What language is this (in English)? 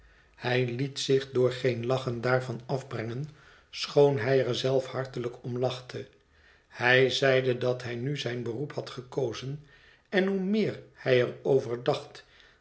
Dutch